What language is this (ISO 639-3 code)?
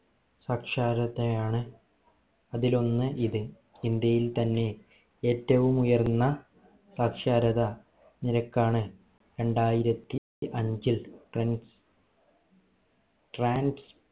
mal